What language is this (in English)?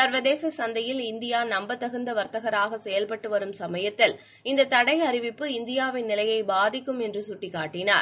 Tamil